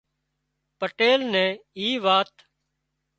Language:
Wadiyara Koli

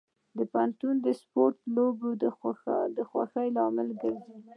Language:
Pashto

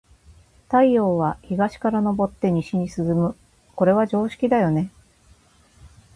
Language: Japanese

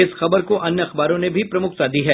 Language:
Hindi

